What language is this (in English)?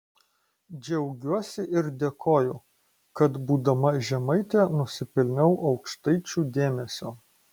Lithuanian